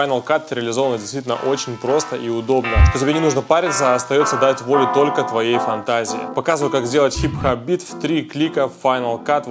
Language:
Russian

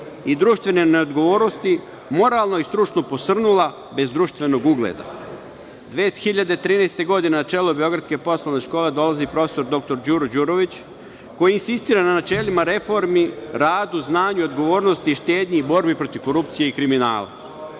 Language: Serbian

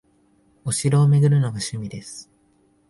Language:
Japanese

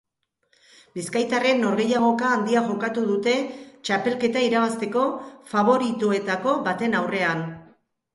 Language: Basque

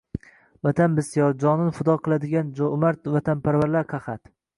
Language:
Uzbek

